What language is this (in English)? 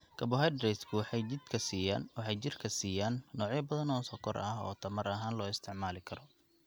Somali